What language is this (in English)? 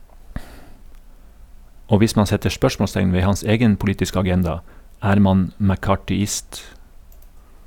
Norwegian